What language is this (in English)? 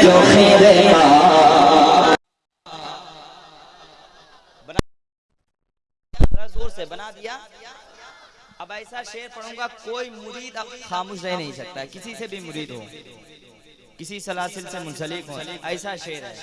Hindi